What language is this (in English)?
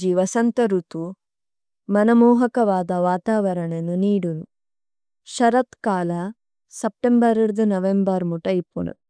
Tulu